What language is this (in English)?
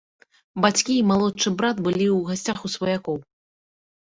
Belarusian